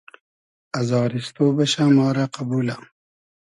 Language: Hazaragi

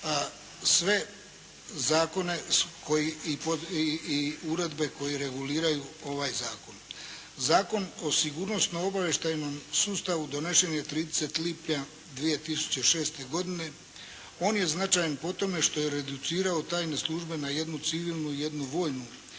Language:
Croatian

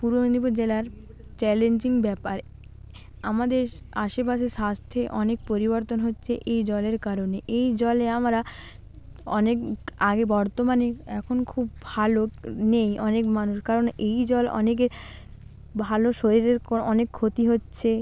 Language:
Bangla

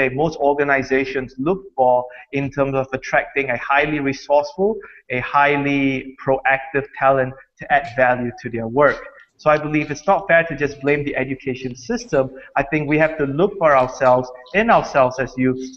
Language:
English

